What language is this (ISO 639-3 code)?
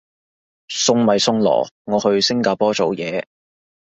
yue